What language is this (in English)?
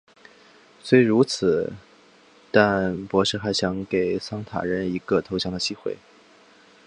Chinese